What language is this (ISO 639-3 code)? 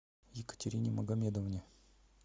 rus